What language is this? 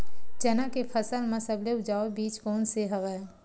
Chhattisgarhi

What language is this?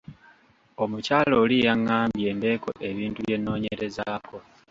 Ganda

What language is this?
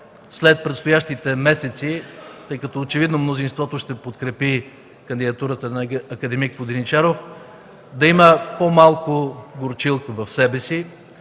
Bulgarian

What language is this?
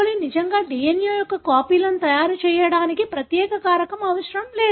Telugu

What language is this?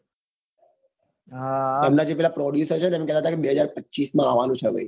Gujarati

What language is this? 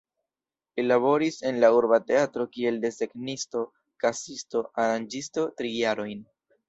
Esperanto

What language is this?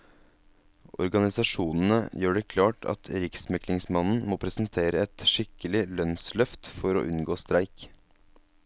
Norwegian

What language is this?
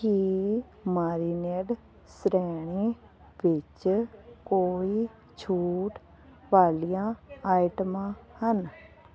Punjabi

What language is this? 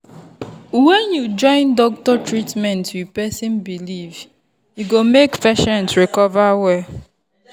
Nigerian Pidgin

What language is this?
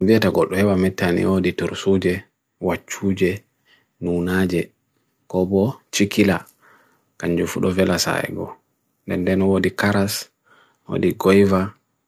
Bagirmi Fulfulde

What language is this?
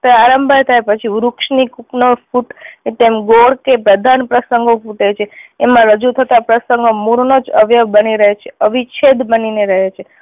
Gujarati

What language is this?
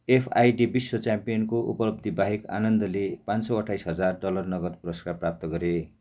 Nepali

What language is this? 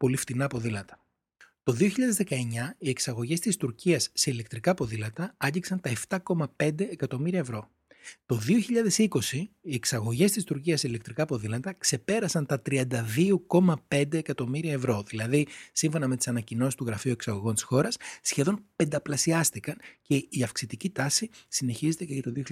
Greek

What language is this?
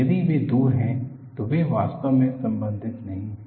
Hindi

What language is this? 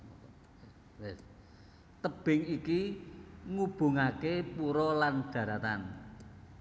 Javanese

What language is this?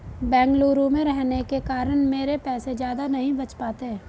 Hindi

